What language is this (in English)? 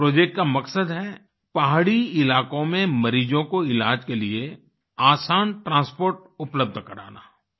Hindi